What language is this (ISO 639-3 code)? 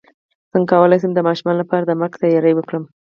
pus